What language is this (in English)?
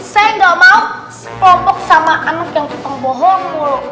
Indonesian